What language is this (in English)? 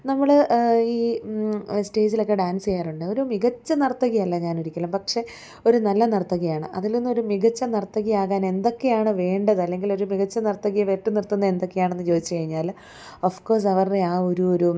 Malayalam